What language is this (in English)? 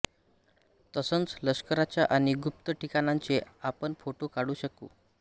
Marathi